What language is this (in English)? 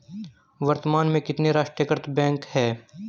Hindi